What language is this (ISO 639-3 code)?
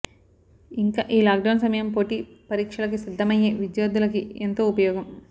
tel